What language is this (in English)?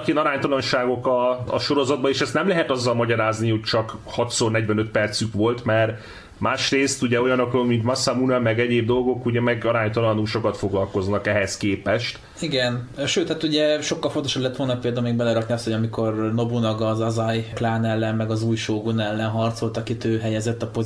Hungarian